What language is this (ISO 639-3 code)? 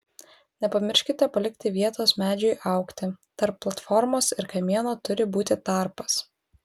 lit